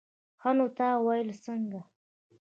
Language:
Pashto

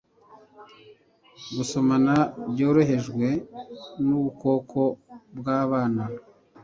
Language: Kinyarwanda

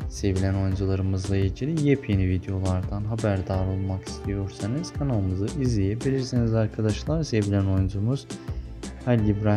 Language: Turkish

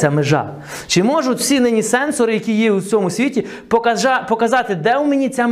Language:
Ukrainian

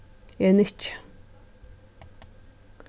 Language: Faroese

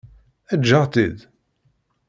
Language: Kabyle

